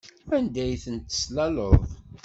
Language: Kabyle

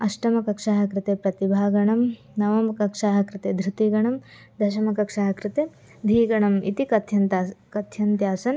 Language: Sanskrit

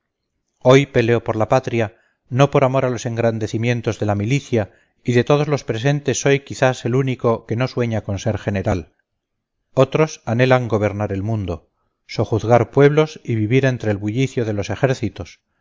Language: Spanish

